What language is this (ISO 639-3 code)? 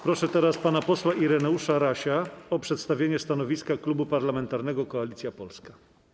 pol